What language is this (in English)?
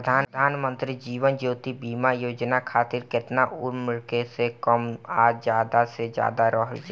Bhojpuri